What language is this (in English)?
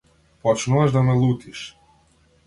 Macedonian